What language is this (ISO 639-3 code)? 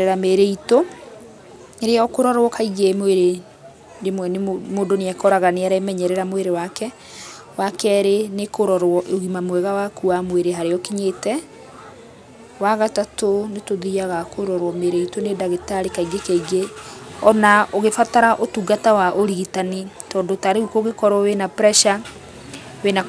kik